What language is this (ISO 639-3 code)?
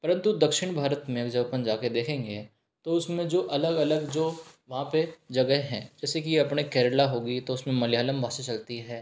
hin